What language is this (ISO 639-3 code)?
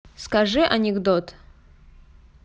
rus